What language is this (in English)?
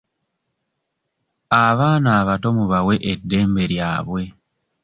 Ganda